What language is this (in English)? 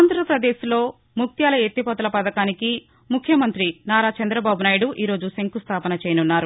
Telugu